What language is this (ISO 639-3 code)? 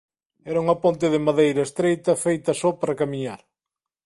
glg